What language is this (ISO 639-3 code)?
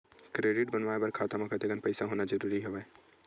hne